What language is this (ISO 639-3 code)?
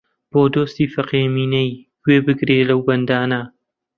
ckb